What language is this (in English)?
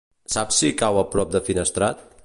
Catalan